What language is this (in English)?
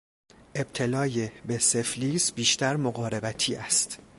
Persian